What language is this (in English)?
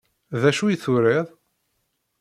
Kabyle